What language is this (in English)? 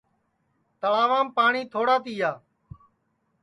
Sansi